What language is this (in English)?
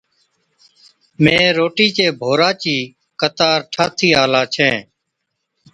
Od